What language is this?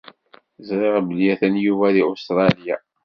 Kabyle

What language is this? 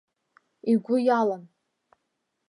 Abkhazian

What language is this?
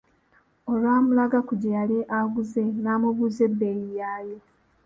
Ganda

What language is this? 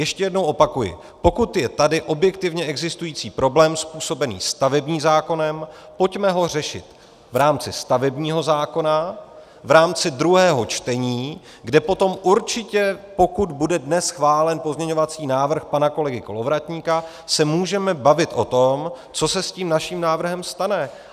Czech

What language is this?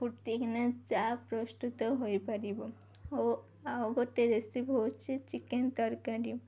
Odia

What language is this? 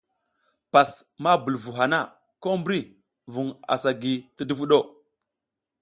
South Giziga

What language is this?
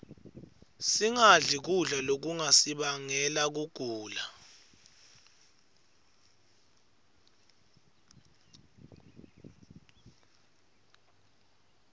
Swati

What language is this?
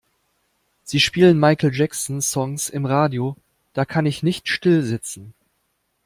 German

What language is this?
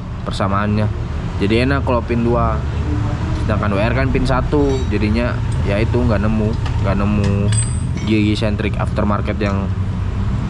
Indonesian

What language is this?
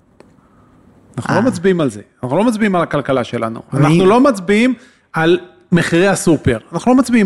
Hebrew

